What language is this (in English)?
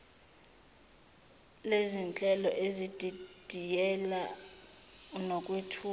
Zulu